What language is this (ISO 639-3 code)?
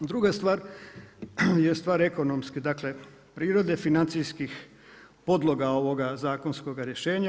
hrv